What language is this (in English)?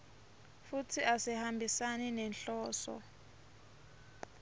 Swati